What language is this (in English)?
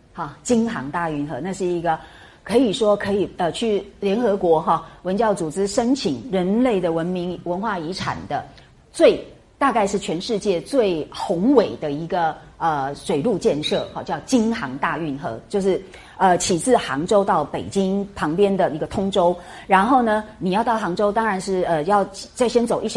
Chinese